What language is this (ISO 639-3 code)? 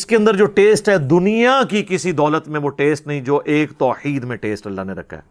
urd